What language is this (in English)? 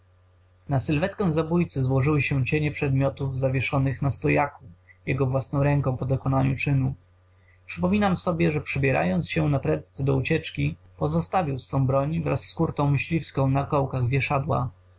Polish